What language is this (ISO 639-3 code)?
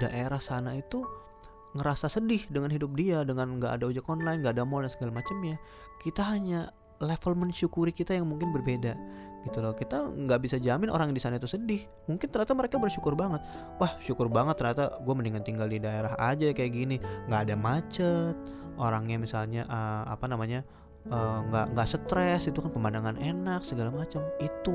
ind